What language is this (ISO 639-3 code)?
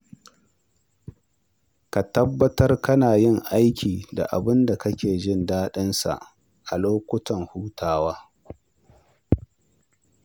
hau